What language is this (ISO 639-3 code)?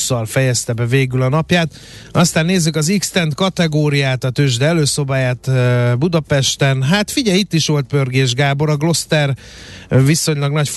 hun